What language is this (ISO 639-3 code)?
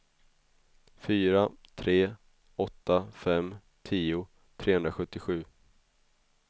swe